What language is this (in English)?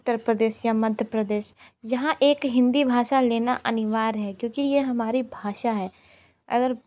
Hindi